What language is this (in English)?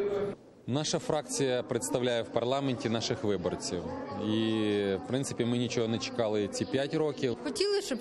Ukrainian